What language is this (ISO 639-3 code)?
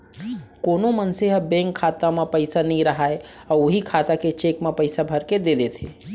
hne